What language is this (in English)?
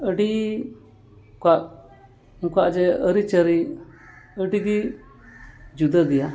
Santali